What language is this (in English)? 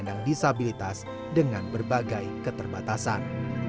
Indonesian